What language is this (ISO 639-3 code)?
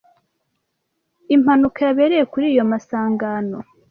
kin